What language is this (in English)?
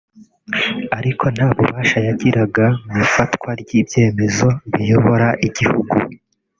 Kinyarwanda